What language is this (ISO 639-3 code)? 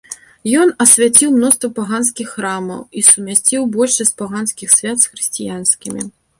bel